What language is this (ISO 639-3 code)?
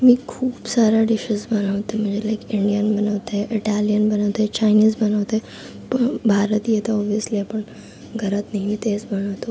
mar